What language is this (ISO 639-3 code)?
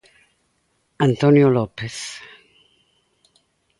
glg